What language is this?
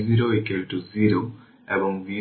Bangla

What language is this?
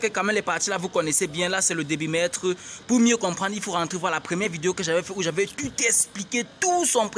French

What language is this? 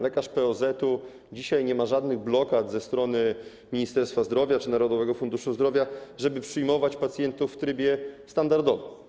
Polish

